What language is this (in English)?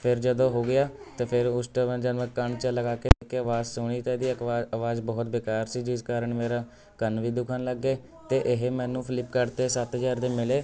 Punjabi